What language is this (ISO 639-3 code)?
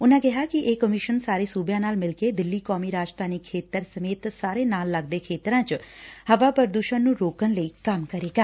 pan